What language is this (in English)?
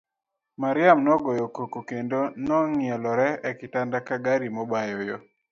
Luo (Kenya and Tanzania)